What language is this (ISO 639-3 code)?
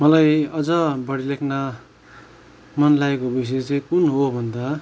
nep